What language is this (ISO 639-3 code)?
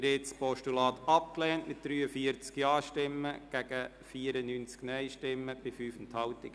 gsw